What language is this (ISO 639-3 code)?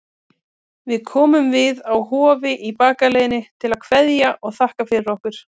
isl